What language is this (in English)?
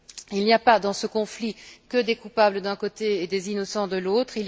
French